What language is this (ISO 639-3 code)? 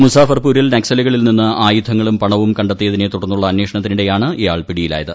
mal